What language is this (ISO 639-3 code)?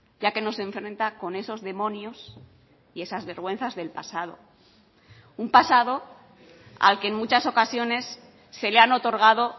spa